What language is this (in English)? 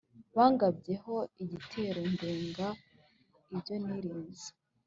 Kinyarwanda